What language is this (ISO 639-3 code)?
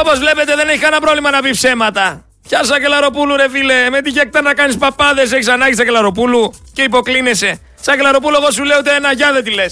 ell